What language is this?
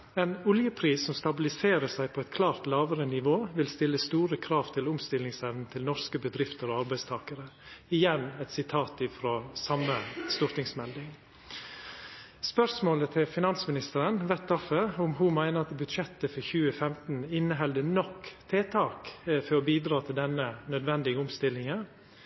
Norwegian Nynorsk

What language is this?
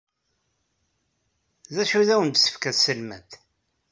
Kabyle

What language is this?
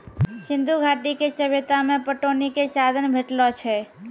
Maithili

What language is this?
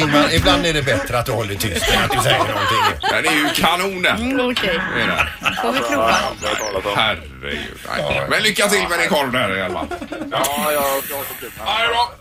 Swedish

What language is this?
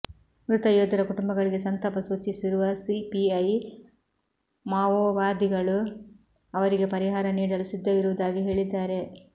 Kannada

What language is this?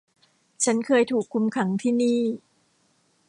Thai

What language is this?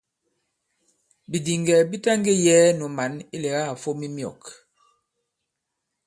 Bankon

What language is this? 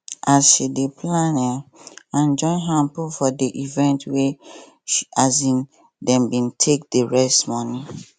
Nigerian Pidgin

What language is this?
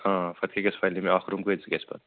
Kashmiri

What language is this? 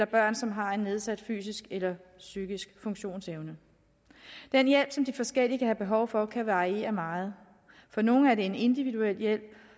Danish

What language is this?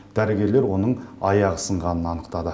Kazakh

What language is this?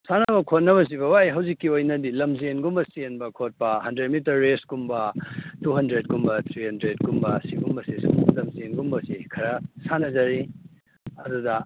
Manipuri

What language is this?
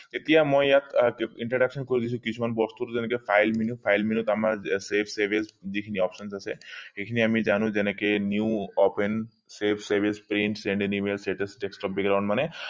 Assamese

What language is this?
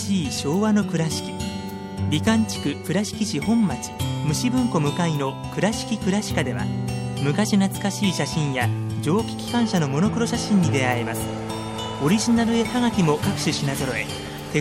Japanese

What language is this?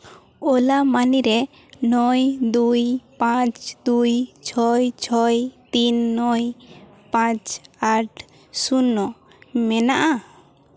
Santali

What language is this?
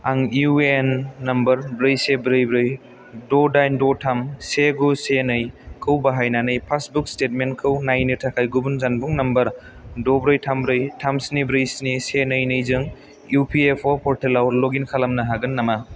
Bodo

